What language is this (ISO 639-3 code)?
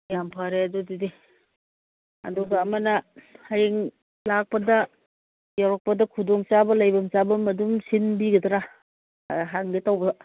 mni